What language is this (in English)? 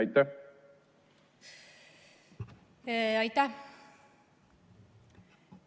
Estonian